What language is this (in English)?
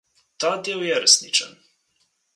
Slovenian